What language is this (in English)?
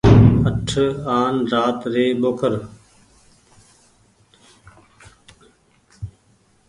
Goaria